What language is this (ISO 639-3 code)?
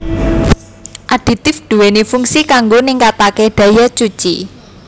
jav